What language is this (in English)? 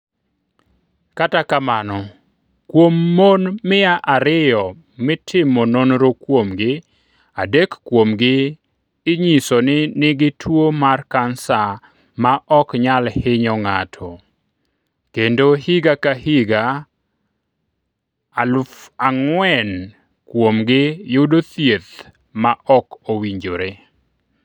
Luo (Kenya and Tanzania)